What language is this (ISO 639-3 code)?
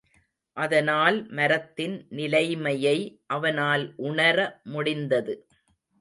tam